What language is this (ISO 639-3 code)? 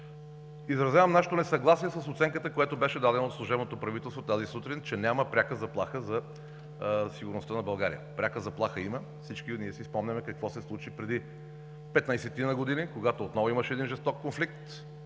bul